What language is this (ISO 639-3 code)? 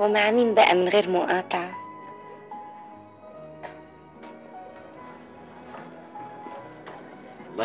ara